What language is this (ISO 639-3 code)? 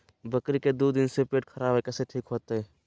mag